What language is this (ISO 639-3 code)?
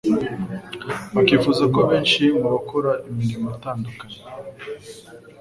kin